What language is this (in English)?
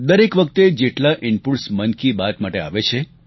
Gujarati